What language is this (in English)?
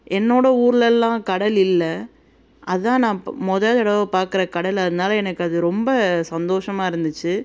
Tamil